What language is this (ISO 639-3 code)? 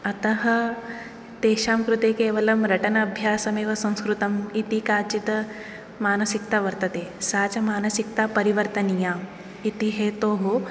san